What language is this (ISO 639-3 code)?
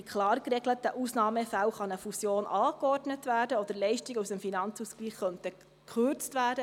gsw